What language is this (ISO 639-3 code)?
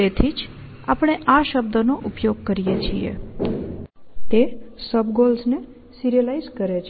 guj